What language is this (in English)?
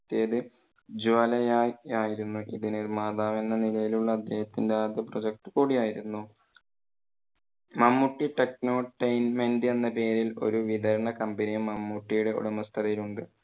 Malayalam